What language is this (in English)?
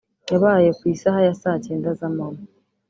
Kinyarwanda